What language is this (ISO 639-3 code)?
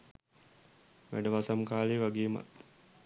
sin